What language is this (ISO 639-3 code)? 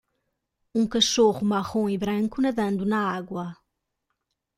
por